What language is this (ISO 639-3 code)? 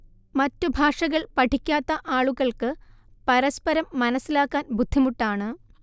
mal